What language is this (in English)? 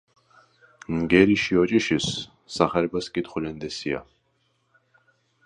Georgian